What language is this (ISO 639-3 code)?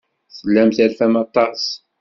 kab